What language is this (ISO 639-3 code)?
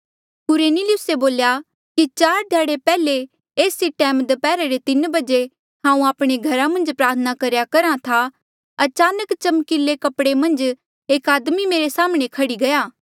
mjl